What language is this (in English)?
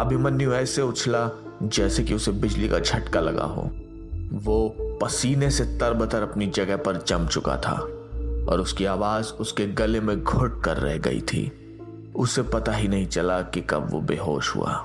Hindi